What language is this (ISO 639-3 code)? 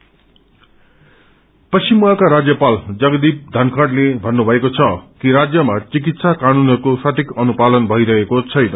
nep